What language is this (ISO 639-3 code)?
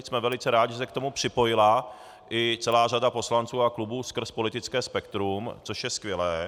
ces